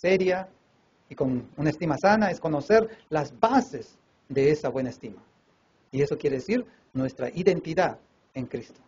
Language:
Spanish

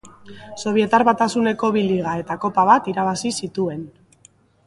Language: Basque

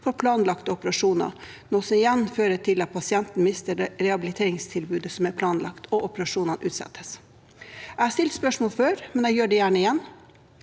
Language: Norwegian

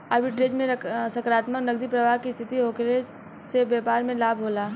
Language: Bhojpuri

